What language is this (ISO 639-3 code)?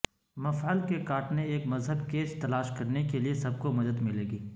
urd